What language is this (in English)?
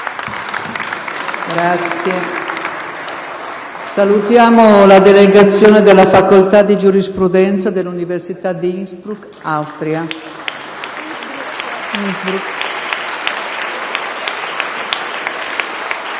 Italian